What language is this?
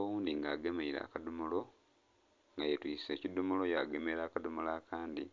Soga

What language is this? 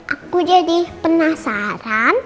Indonesian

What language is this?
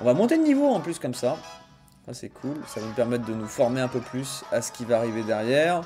French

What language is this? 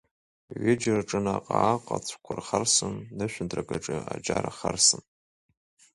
Abkhazian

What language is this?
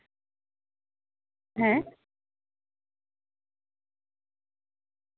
Santali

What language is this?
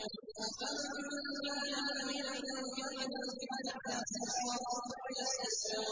Arabic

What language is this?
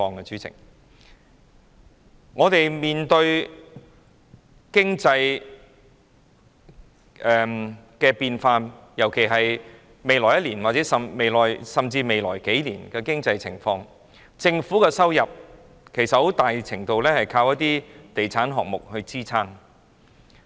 Cantonese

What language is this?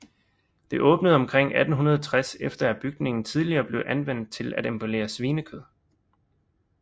Danish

